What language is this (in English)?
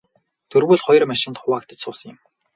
Mongolian